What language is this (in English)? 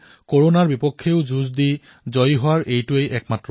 Assamese